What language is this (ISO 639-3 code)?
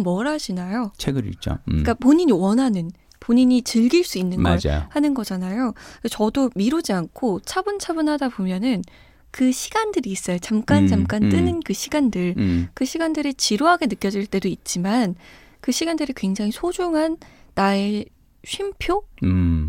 kor